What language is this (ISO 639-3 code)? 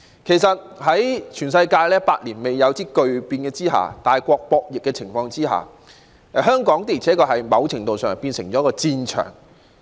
yue